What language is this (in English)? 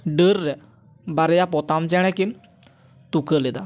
Santali